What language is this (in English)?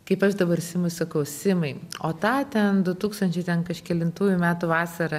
Lithuanian